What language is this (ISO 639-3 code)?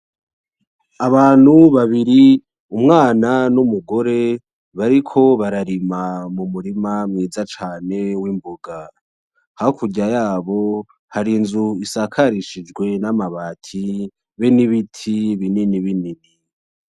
run